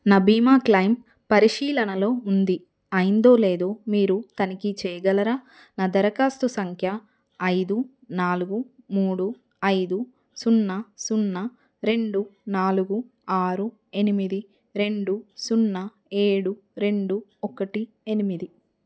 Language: Telugu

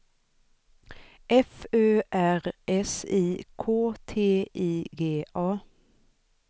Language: Swedish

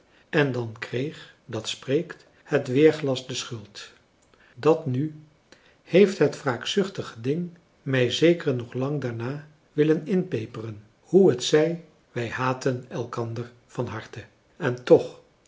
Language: Dutch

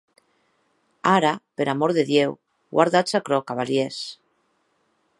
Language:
Occitan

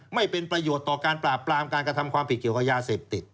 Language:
Thai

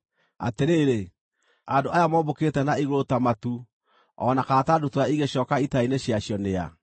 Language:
Kikuyu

